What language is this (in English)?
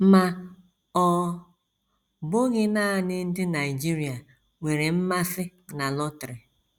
Igbo